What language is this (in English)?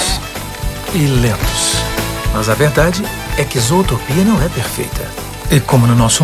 Portuguese